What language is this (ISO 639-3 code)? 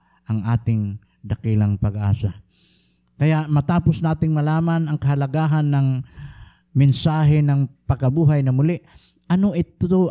fil